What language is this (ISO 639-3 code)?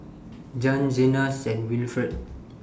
eng